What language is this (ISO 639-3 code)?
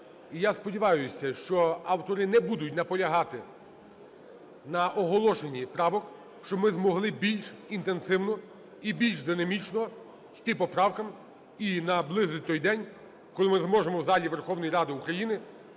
ukr